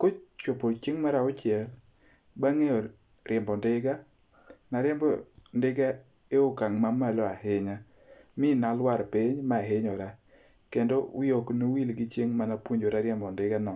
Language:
Luo (Kenya and Tanzania)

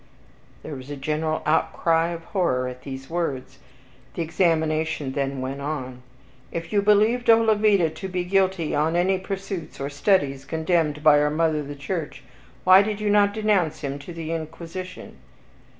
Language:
English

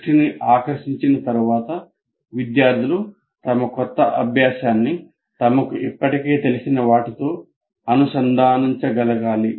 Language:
Telugu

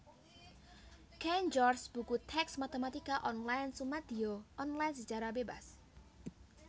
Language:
Javanese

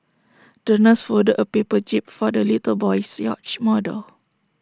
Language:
English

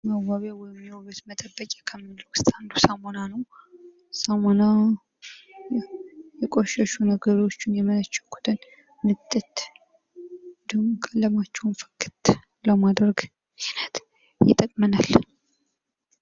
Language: Amharic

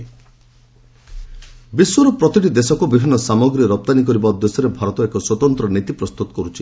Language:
Odia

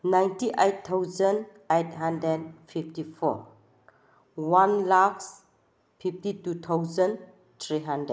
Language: Manipuri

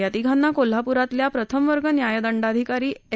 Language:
Marathi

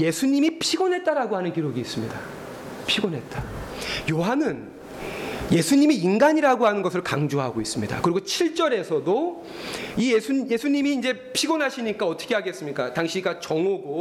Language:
Korean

